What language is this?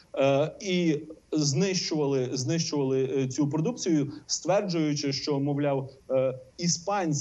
Ukrainian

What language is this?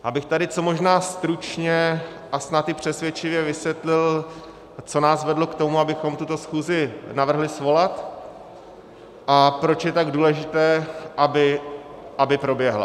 Czech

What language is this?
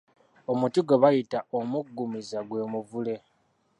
Ganda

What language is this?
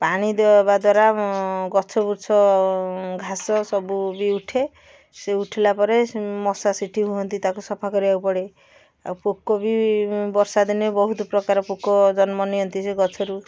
Odia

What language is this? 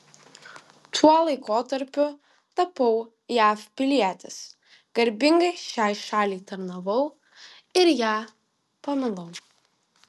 Lithuanian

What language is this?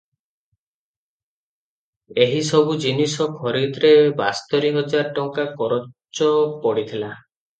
Odia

